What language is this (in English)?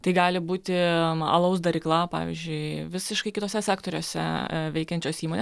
Lithuanian